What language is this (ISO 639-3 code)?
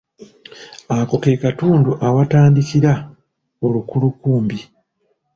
lug